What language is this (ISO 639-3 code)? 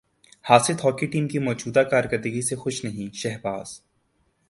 urd